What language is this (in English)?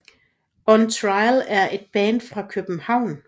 Danish